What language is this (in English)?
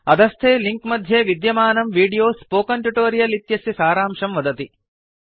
Sanskrit